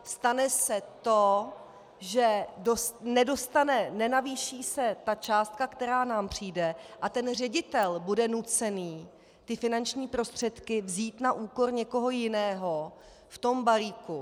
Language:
Czech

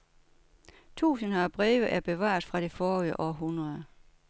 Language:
Danish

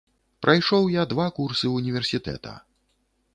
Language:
Belarusian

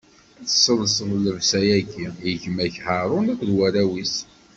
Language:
Kabyle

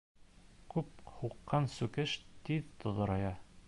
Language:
Bashkir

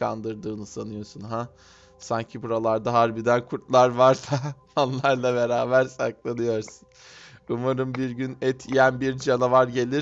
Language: Turkish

